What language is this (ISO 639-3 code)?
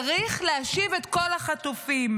heb